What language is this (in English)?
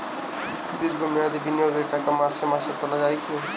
Bangla